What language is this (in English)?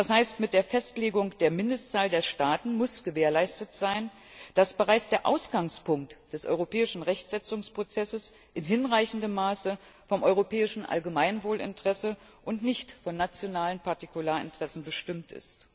German